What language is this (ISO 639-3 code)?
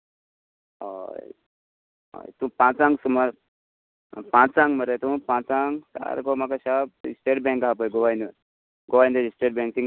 kok